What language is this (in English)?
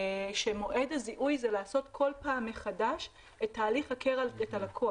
Hebrew